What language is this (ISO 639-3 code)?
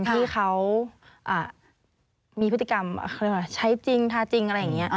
tha